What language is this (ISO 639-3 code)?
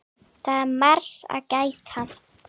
isl